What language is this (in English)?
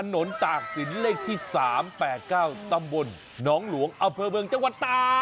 Thai